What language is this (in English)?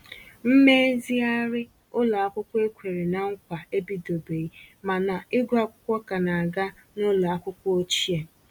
Igbo